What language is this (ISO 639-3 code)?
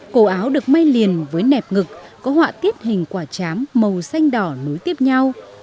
vie